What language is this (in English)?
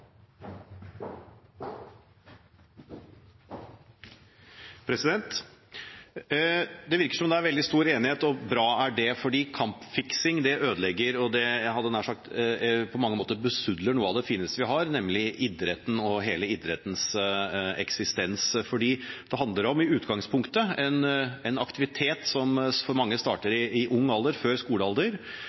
Norwegian Bokmål